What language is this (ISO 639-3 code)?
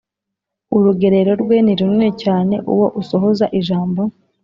kin